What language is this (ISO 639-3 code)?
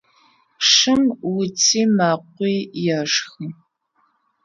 ady